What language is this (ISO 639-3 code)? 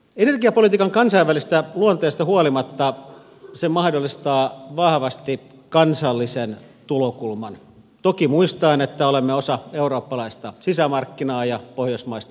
fin